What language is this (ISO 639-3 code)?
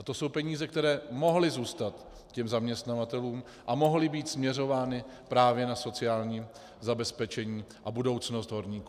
ces